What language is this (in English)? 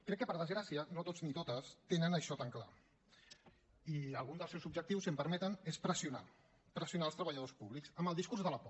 Catalan